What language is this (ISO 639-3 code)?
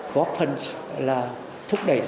vie